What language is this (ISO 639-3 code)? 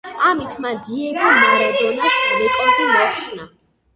kat